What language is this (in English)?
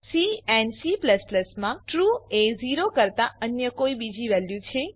Gujarati